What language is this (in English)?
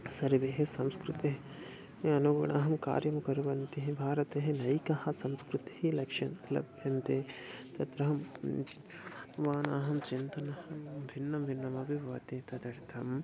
Sanskrit